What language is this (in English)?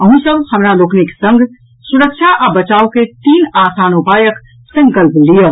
Maithili